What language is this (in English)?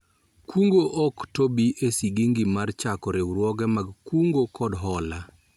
Luo (Kenya and Tanzania)